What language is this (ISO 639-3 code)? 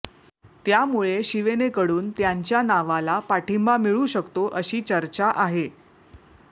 mar